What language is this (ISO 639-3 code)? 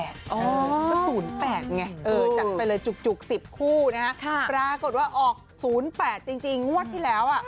tha